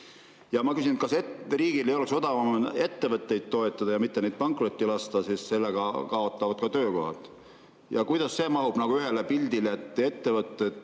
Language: Estonian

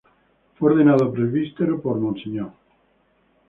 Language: Spanish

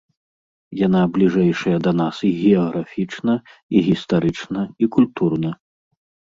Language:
Belarusian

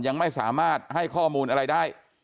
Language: Thai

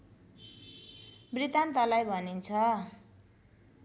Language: Nepali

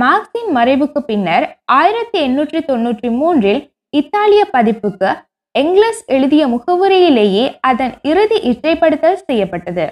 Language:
Tamil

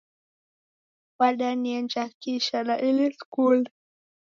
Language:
Taita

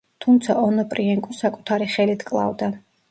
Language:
Georgian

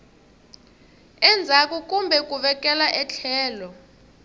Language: Tsonga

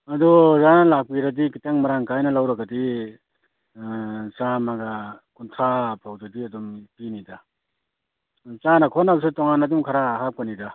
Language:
Manipuri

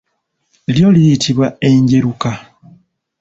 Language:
Ganda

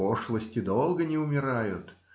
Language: Russian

